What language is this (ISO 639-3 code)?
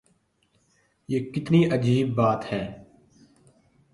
urd